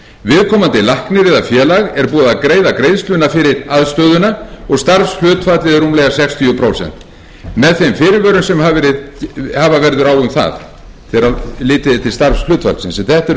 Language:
Icelandic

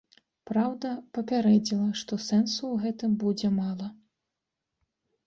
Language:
Belarusian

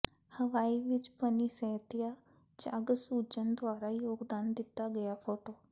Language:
Punjabi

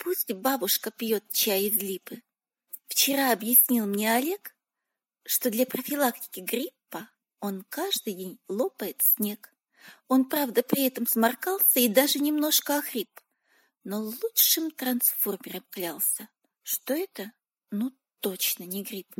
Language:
Russian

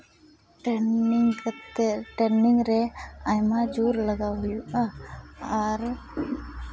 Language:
Santali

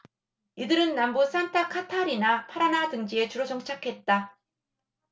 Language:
Korean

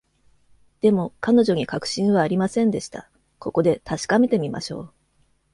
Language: Japanese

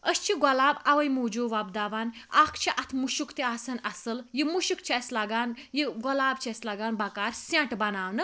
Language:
Kashmiri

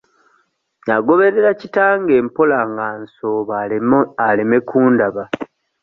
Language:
Ganda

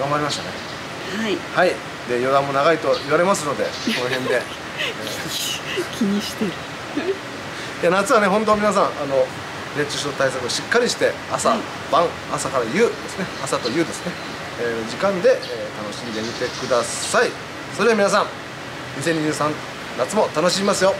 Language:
Japanese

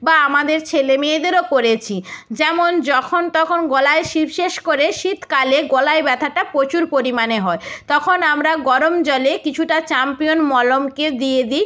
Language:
Bangla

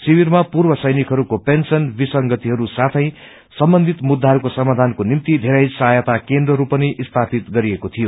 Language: Nepali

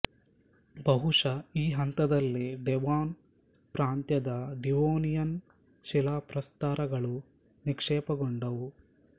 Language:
Kannada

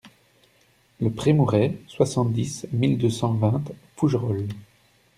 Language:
French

